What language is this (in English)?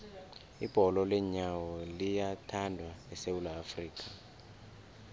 South Ndebele